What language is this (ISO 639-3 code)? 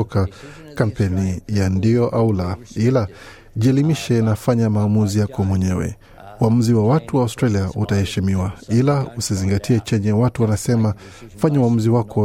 swa